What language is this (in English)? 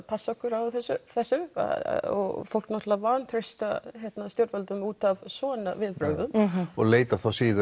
Icelandic